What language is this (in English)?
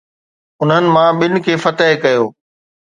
Sindhi